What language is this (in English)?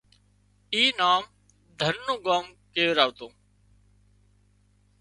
Wadiyara Koli